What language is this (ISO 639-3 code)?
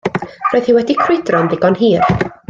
cym